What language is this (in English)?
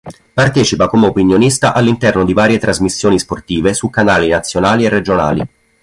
Italian